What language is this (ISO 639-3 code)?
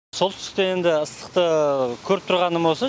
kaz